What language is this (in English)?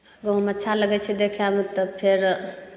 Maithili